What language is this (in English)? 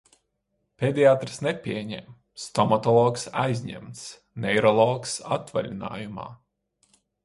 Latvian